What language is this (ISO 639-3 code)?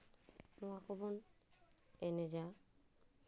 sat